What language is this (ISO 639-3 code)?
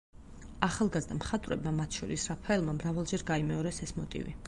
kat